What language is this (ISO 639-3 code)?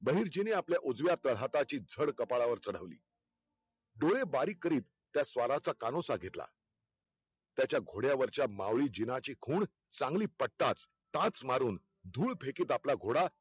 mar